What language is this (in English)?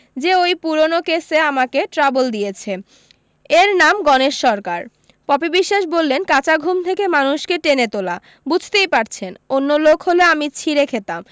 Bangla